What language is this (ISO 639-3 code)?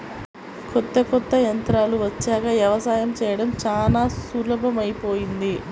tel